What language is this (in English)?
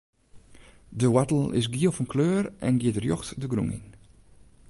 Western Frisian